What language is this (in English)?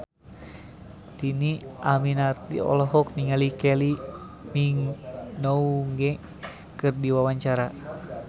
Sundanese